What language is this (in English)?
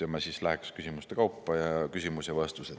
Estonian